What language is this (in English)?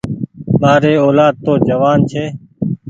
Goaria